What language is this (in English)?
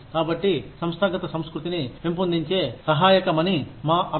Telugu